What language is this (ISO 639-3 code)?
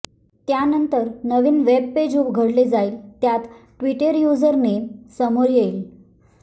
mar